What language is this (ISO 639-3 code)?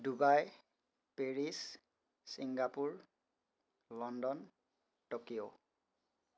asm